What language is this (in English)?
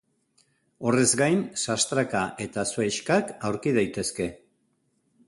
Basque